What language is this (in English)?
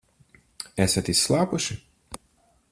Latvian